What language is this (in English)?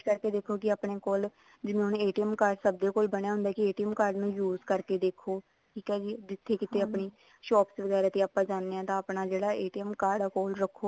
Punjabi